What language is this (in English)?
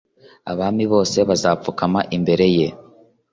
Kinyarwanda